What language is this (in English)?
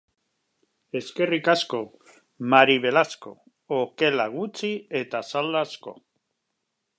Basque